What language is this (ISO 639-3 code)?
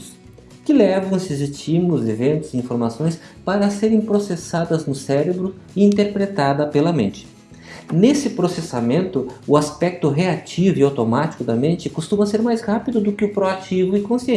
por